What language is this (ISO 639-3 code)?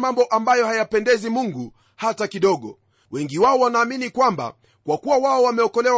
swa